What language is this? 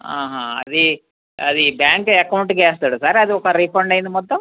Telugu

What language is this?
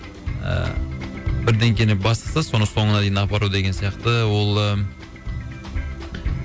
Kazakh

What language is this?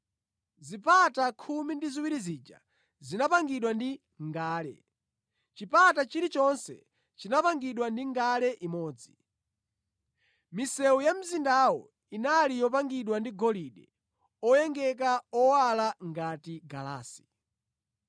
Nyanja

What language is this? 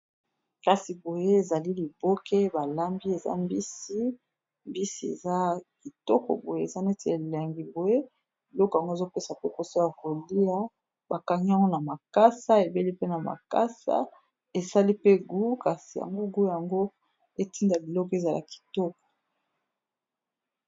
Lingala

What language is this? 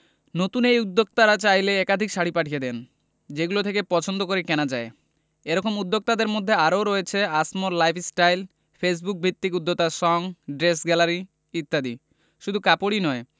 Bangla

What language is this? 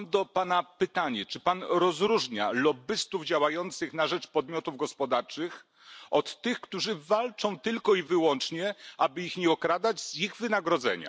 Polish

